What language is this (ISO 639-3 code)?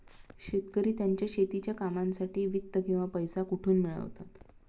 mar